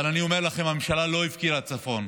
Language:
Hebrew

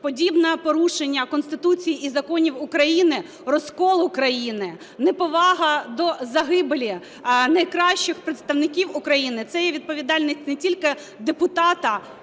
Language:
Ukrainian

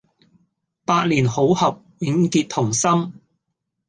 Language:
Cantonese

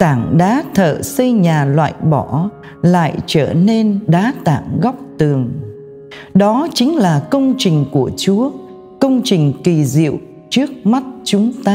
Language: Vietnamese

